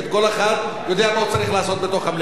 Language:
Hebrew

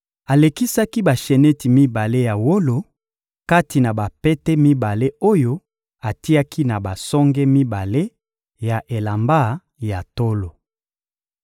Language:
Lingala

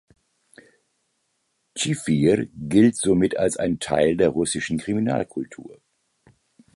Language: German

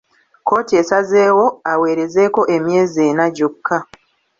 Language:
Ganda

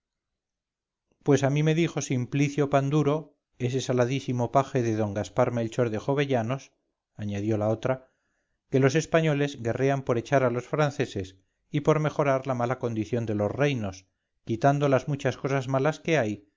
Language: Spanish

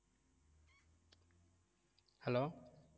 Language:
Tamil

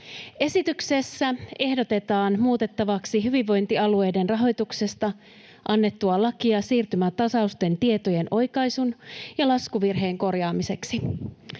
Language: Finnish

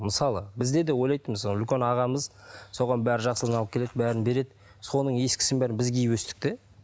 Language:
Kazakh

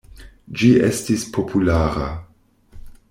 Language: Esperanto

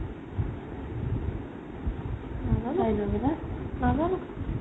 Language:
Assamese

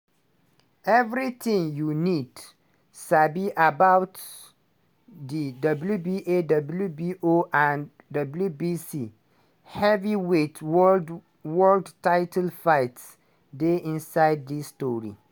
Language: Nigerian Pidgin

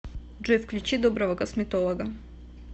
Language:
Russian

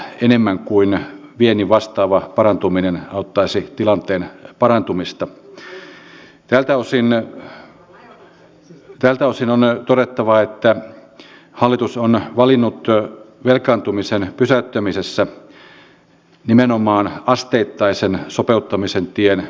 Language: Finnish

